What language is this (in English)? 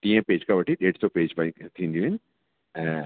Sindhi